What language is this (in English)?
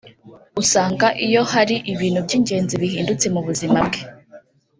Kinyarwanda